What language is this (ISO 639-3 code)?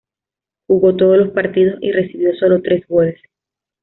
spa